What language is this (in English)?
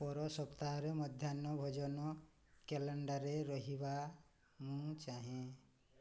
Odia